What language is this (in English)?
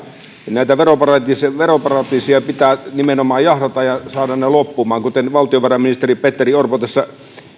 Finnish